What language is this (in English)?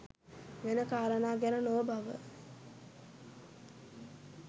Sinhala